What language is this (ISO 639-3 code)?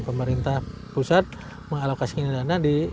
ind